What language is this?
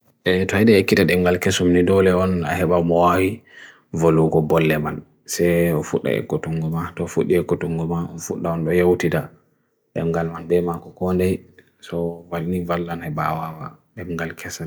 Bagirmi Fulfulde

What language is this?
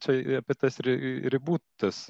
Lithuanian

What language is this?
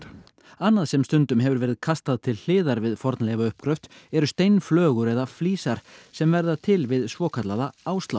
Icelandic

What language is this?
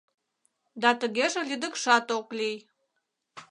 Mari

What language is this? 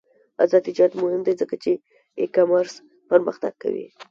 Pashto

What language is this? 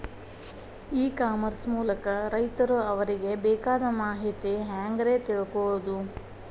Kannada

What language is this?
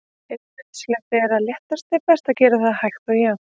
Icelandic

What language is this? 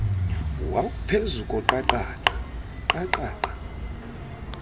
Xhosa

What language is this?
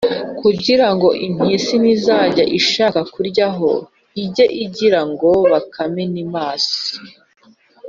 Kinyarwanda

